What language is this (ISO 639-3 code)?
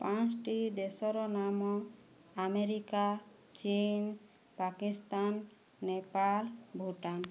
ori